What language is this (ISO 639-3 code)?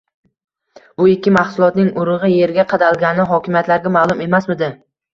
uzb